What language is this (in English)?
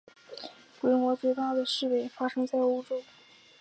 Chinese